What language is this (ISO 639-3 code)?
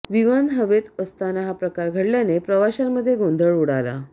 mar